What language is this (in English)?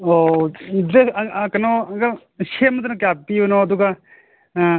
Manipuri